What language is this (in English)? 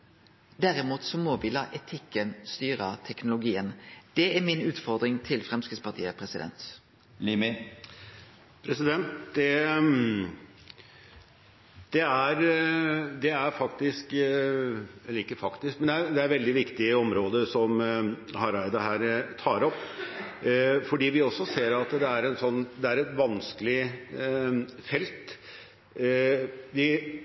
Norwegian